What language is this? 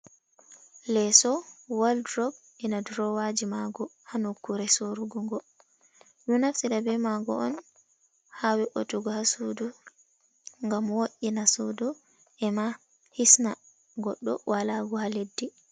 Fula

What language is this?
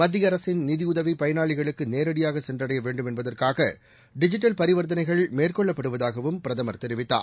Tamil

